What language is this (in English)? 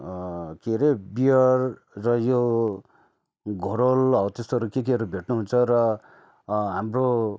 Nepali